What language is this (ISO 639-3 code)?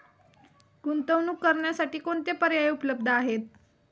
mar